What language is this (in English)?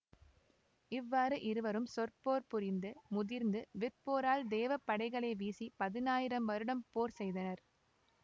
Tamil